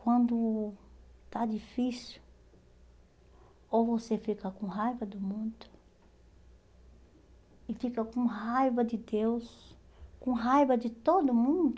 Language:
Portuguese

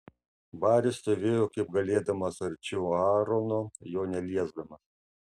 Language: Lithuanian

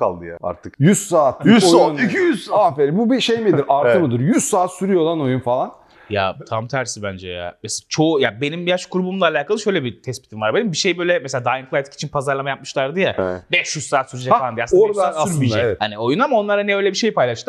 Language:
Turkish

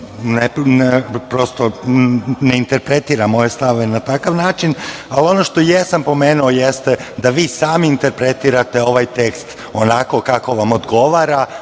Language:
Serbian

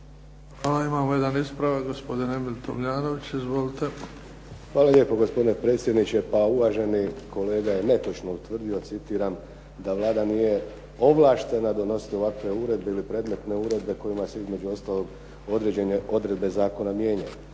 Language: Croatian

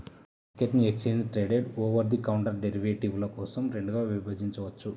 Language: Telugu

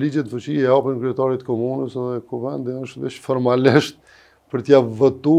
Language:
Romanian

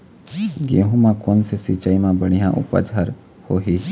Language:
Chhattisgarhi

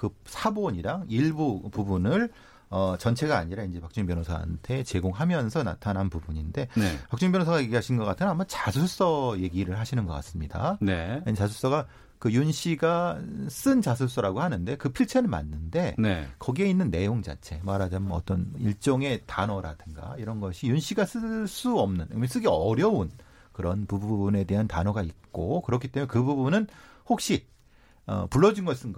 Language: Korean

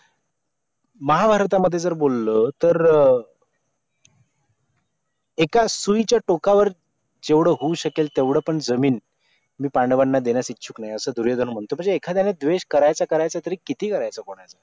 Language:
Marathi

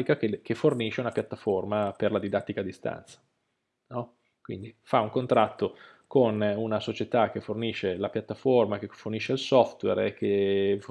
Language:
Italian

